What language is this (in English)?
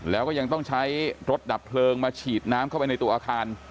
Thai